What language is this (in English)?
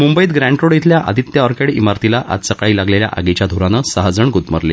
Marathi